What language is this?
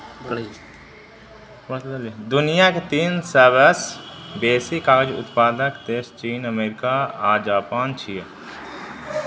Maithili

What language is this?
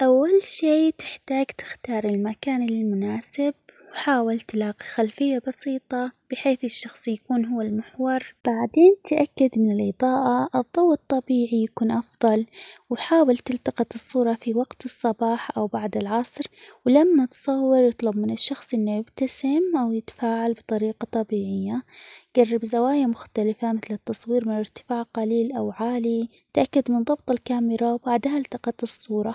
Omani Arabic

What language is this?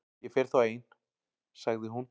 Icelandic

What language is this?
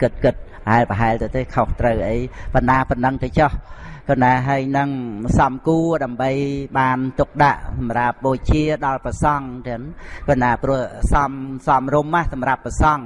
Vietnamese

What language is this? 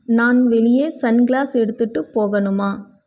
Tamil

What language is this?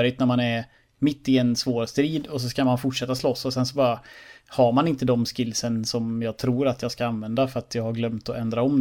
Swedish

